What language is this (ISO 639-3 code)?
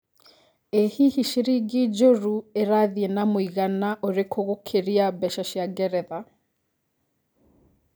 kik